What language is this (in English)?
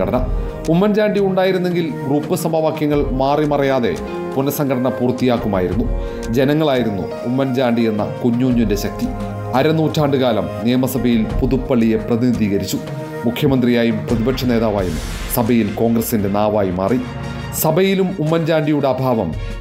Malayalam